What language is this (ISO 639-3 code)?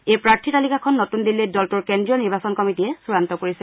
asm